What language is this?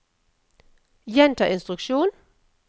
Norwegian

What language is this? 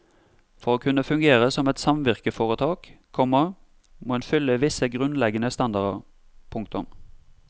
Norwegian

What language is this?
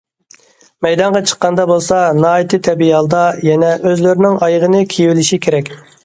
Uyghur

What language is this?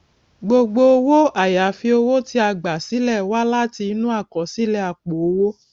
Yoruba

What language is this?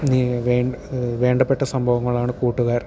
Malayalam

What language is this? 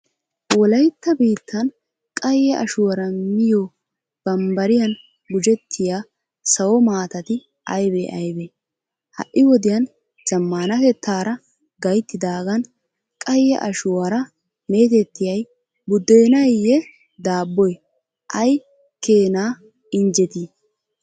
Wolaytta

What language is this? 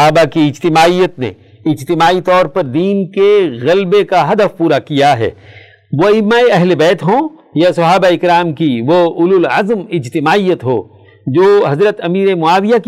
Urdu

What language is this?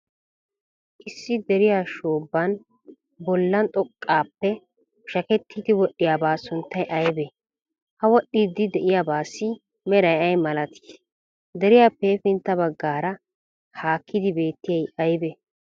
Wolaytta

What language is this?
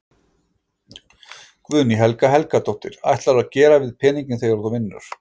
Icelandic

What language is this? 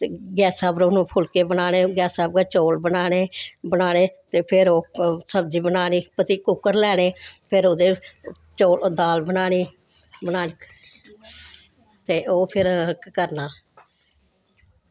Dogri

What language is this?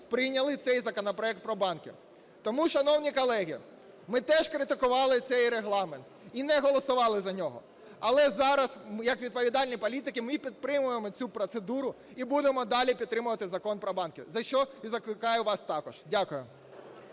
Ukrainian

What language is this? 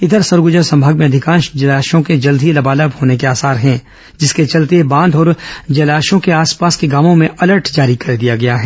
Hindi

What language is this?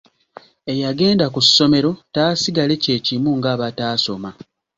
Ganda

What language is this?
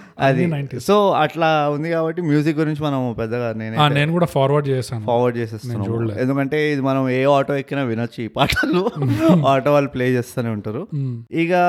Telugu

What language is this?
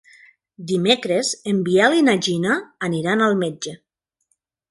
Catalan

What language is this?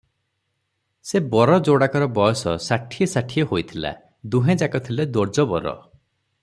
Odia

